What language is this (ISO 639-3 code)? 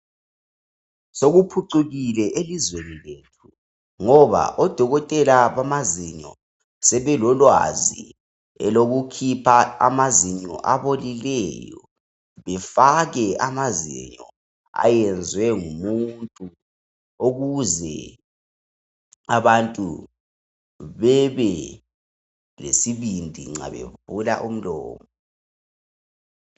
nde